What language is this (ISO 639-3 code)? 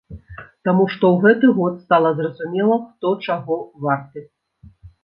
bel